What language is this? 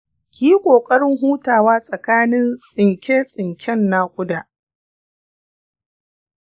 Hausa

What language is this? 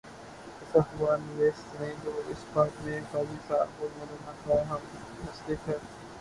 Urdu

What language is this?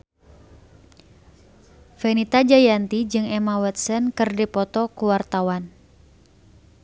Sundanese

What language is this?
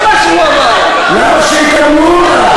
Hebrew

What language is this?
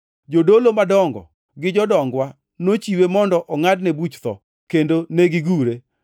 Luo (Kenya and Tanzania)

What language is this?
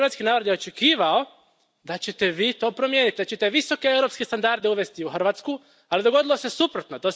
Croatian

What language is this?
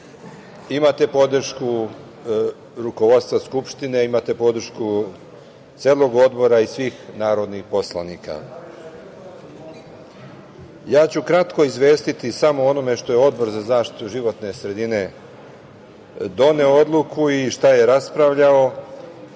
Serbian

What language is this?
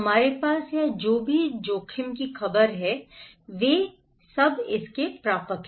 Hindi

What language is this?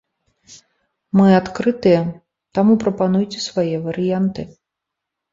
Belarusian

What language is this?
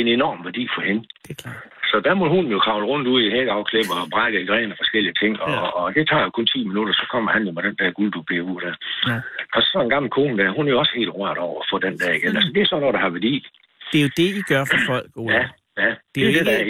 Danish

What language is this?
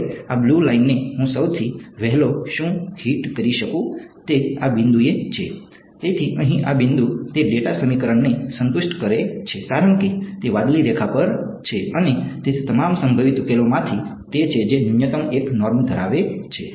Gujarati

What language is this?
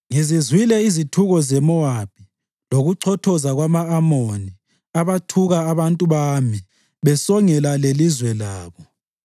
North Ndebele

